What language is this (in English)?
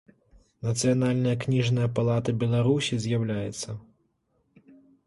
Belarusian